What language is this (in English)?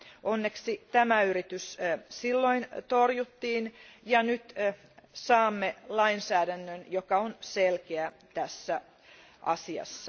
Finnish